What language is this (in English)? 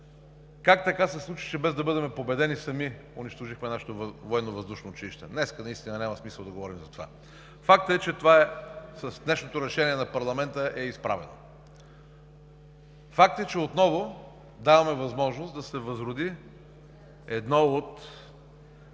Bulgarian